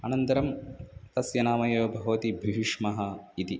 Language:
Sanskrit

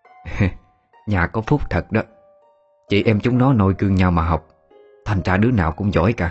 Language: Vietnamese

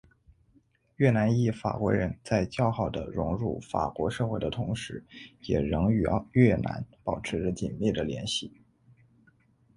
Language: Chinese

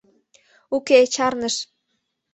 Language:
Mari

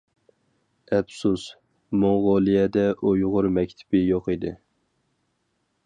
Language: Uyghur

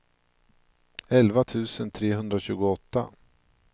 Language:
Swedish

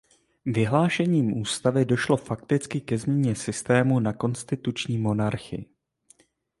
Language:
Czech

